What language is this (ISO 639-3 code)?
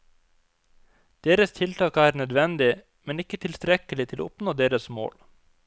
nor